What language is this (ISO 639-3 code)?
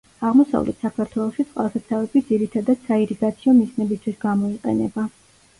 kat